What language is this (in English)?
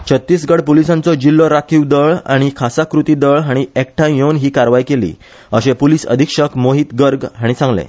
Konkani